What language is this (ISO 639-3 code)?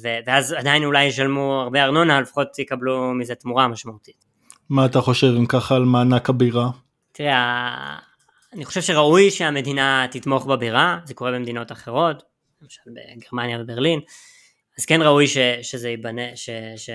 heb